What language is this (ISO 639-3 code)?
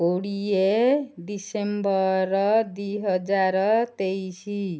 ori